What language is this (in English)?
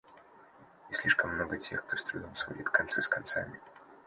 Russian